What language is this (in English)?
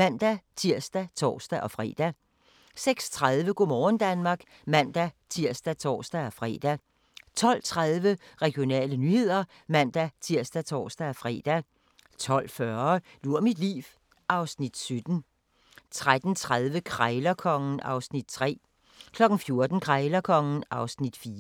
Danish